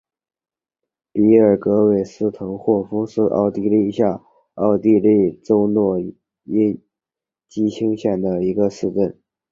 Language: Chinese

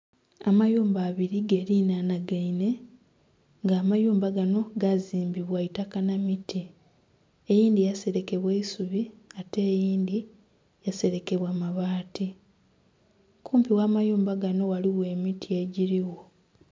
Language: Soga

